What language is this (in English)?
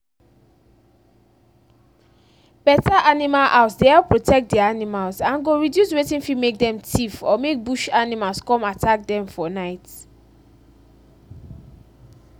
Nigerian Pidgin